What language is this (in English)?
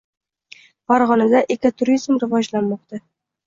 Uzbek